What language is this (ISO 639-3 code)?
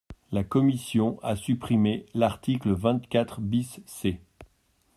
fra